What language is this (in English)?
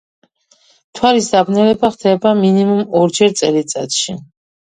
Georgian